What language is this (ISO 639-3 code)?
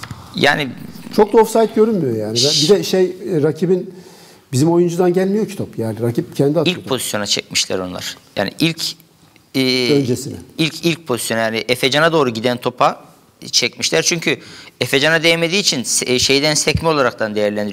tur